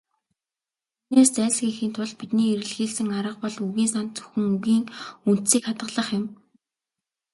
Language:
Mongolian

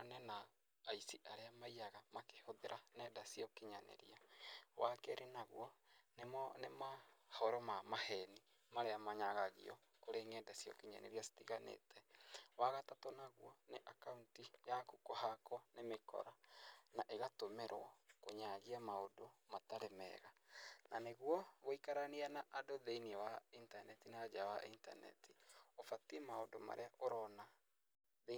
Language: Kikuyu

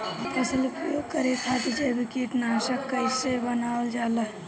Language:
Bhojpuri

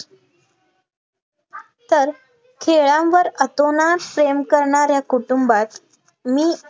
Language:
Marathi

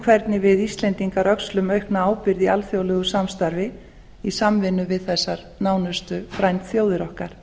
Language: Icelandic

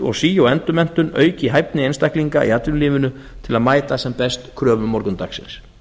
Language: Icelandic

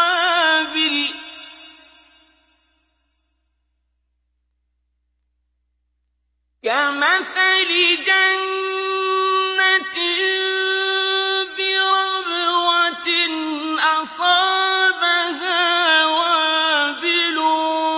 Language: Arabic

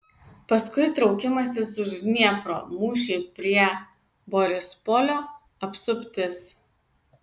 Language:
Lithuanian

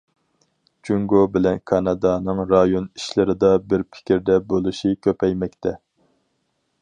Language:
Uyghur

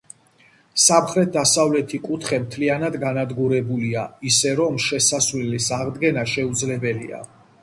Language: Georgian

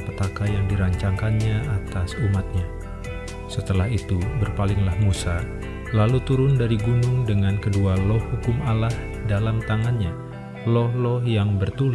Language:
Indonesian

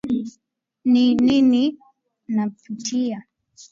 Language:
Swahili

